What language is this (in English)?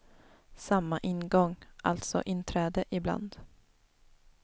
Swedish